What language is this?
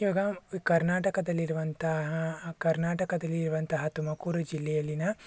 Kannada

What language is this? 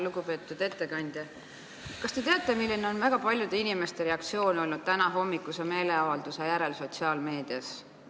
Estonian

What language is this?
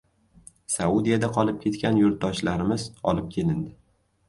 Uzbek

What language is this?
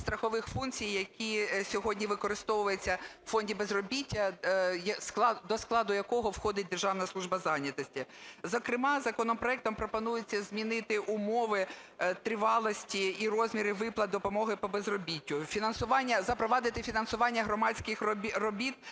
Ukrainian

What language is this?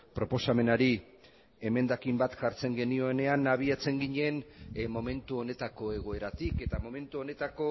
Basque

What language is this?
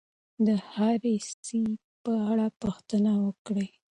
Pashto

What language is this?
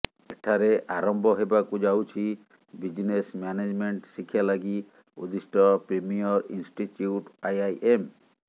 Odia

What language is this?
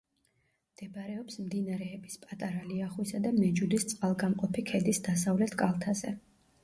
Georgian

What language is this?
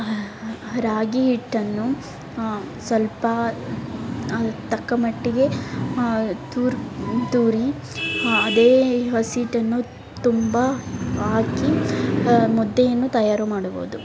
Kannada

